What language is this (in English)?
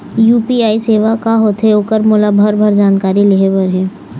Chhattisgarhi